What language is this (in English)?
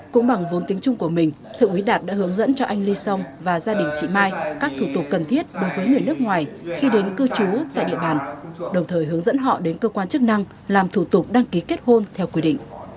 Vietnamese